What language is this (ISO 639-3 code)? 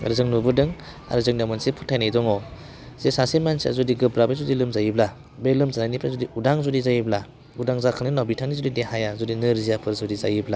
brx